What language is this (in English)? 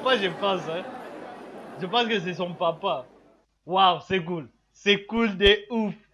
French